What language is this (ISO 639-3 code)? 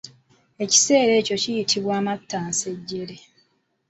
lug